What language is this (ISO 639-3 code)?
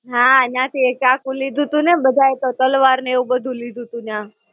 guj